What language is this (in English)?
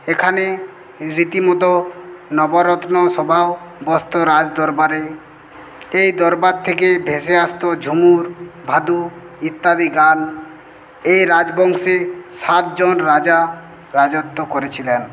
Bangla